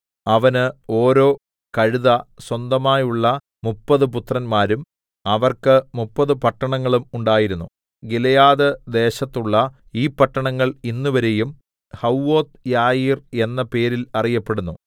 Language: Malayalam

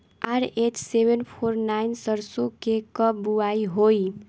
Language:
Bhojpuri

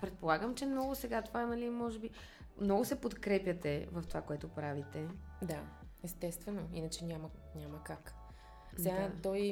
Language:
Bulgarian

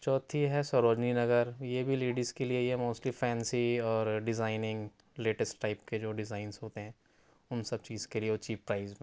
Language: Urdu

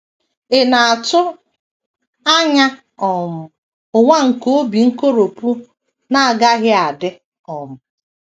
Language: Igbo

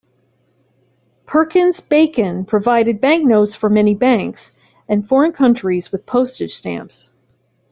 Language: English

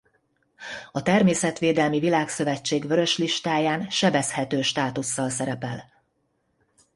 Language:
Hungarian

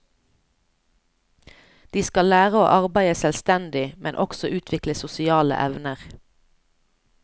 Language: Norwegian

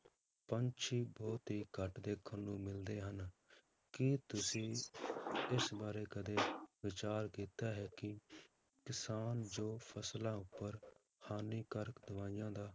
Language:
Punjabi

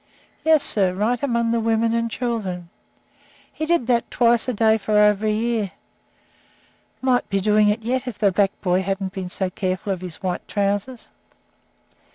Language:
English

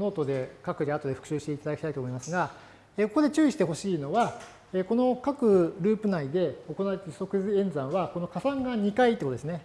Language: Japanese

